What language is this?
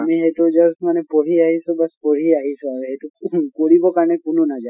Assamese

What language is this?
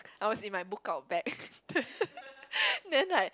English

